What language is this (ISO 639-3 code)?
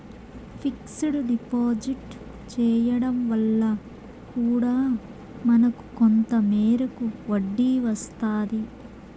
tel